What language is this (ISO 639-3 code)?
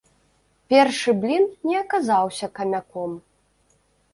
bel